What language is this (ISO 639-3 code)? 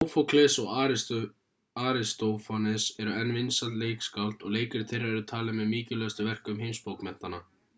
isl